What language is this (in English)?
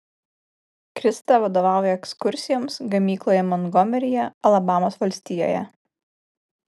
Lithuanian